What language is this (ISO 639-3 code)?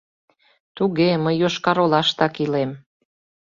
chm